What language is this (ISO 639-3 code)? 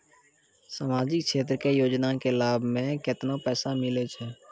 mai